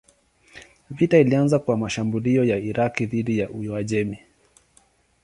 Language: Swahili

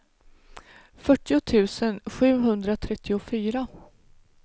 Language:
Swedish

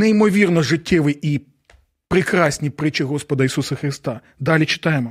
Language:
Ukrainian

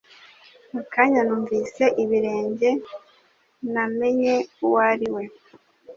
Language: Kinyarwanda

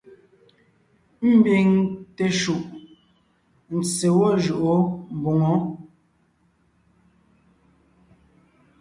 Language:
Ngiemboon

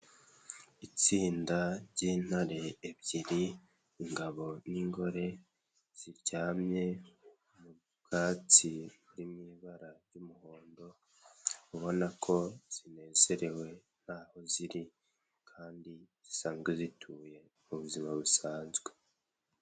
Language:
Kinyarwanda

